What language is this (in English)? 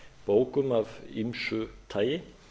Icelandic